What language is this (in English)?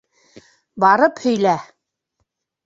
Bashkir